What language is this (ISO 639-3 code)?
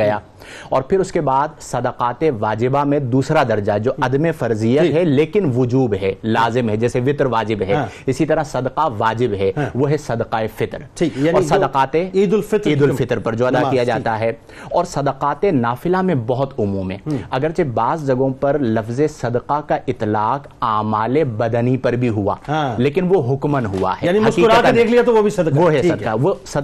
urd